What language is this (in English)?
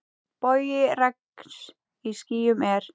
Icelandic